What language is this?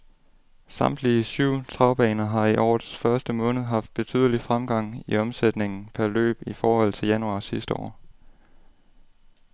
Danish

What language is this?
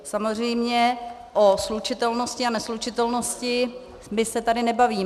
Czech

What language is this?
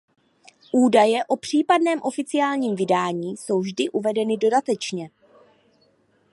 Czech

